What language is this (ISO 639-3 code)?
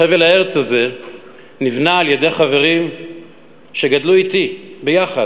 heb